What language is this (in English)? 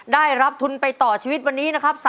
Thai